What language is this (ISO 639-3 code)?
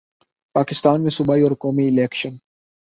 urd